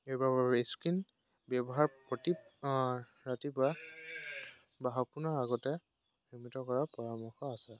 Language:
Assamese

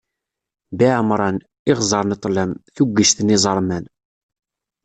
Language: Kabyle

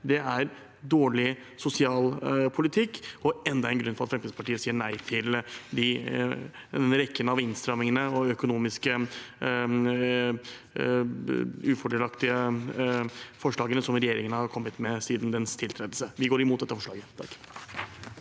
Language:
Norwegian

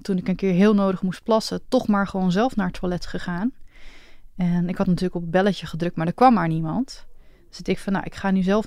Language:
Dutch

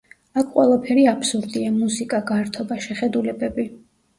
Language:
Georgian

